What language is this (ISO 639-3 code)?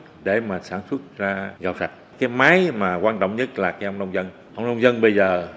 vie